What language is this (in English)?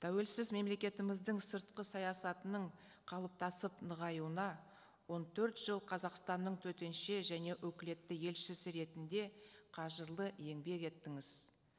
Kazakh